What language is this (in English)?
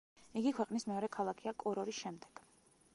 Georgian